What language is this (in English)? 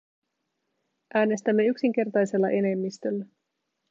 Finnish